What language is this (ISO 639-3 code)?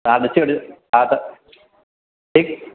snd